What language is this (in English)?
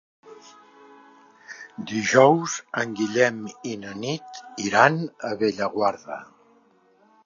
Catalan